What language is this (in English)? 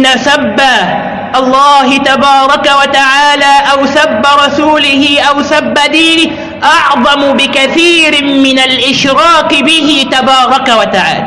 Arabic